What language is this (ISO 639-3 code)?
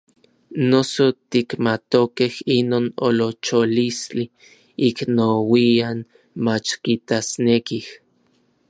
nlv